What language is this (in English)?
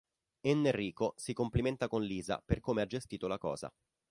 Italian